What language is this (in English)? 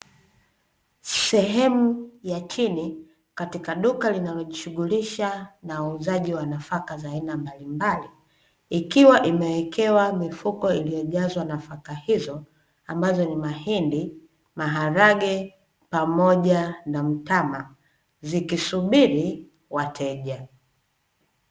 Swahili